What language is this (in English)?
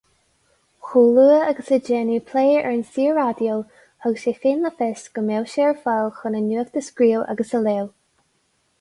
Irish